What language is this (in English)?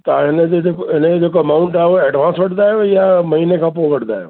Sindhi